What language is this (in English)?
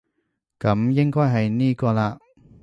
Cantonese